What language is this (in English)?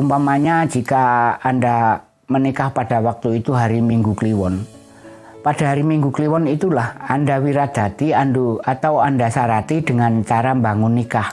Indonesian